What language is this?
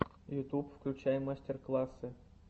Russian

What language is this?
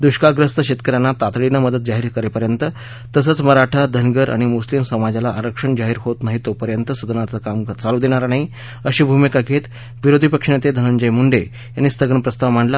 Marathi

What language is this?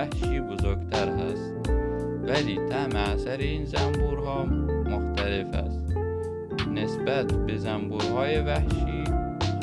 Persian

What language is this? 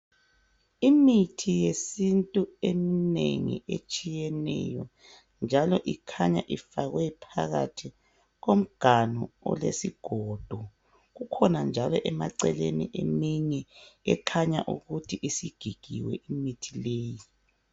North Ndebele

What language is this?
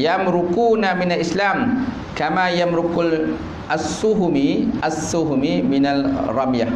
Malay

